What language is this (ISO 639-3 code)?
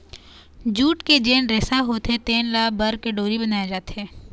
hne